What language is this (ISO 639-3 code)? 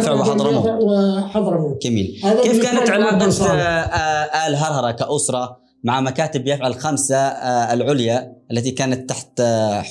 ara